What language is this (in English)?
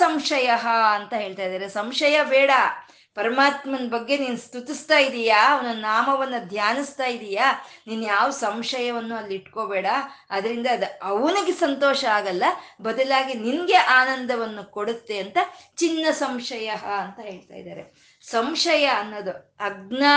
Kannada